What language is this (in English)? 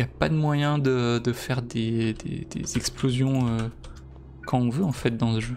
French